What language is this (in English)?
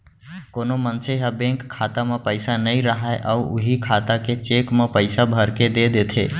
Chhattisgarhi